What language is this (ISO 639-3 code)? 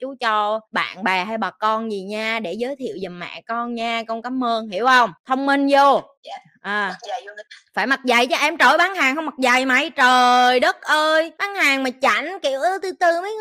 vie